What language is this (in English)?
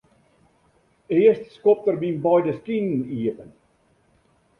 Western Frisian